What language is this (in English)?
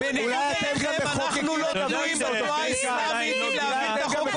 Hebrew